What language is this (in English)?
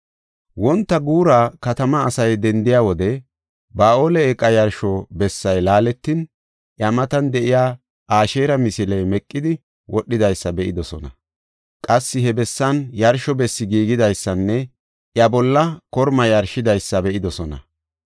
Gofa